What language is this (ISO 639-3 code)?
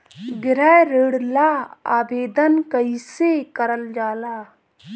bho